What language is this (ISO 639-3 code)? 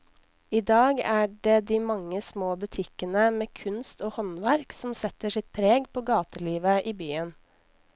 nor